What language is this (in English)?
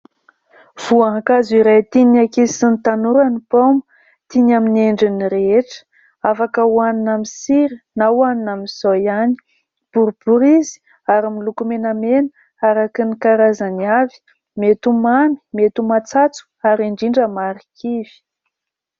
Malagasy